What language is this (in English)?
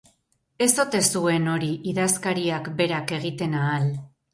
Basque